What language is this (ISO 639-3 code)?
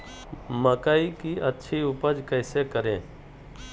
mag